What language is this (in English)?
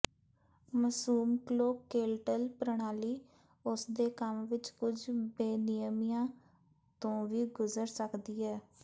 Punjabi